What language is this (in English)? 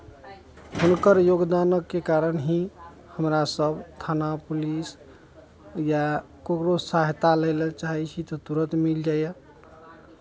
Maithili